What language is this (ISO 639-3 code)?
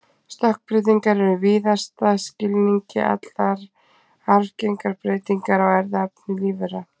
isl